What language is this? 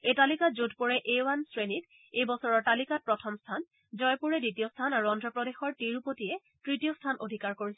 Assamese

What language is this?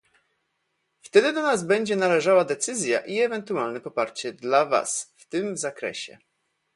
Polish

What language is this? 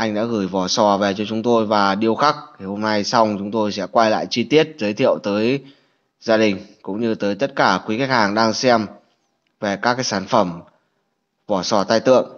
Vietnamese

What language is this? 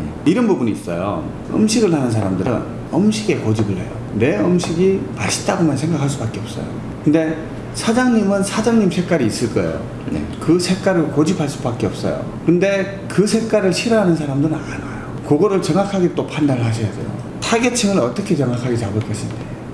Korean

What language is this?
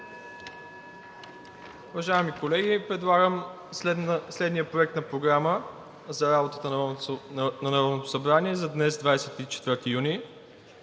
Bulgarian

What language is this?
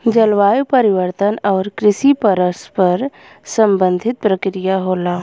Bhojpuri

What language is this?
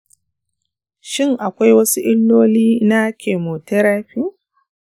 Hausa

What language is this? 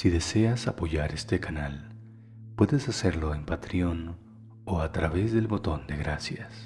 Spanish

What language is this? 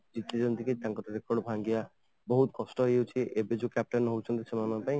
Odia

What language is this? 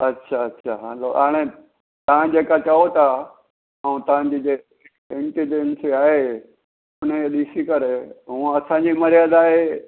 Sindhi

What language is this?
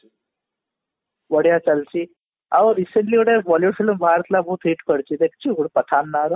Odia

